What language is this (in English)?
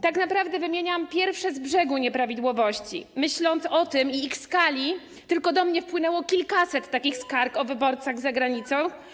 Polish